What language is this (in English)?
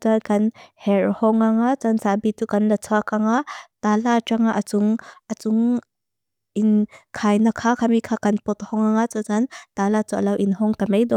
Mizo